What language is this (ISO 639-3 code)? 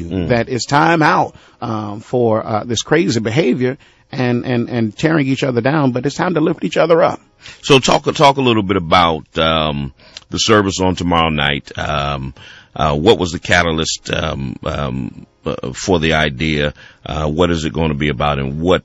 eng